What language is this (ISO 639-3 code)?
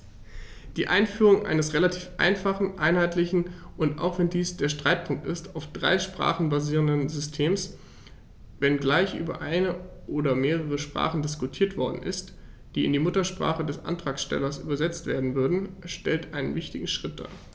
deu